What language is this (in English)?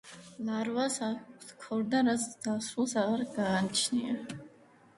Georgian